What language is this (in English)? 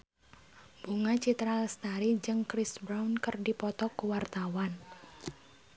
Sundanese